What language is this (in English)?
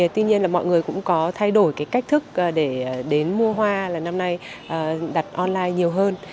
Vietnamese